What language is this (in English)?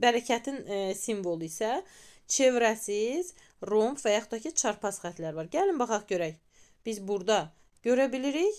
Turkish